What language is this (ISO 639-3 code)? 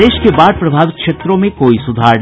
hin